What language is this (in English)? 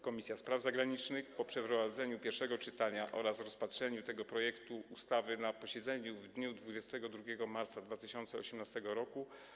Polish